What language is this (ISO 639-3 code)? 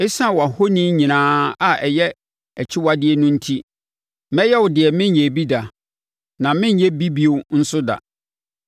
aka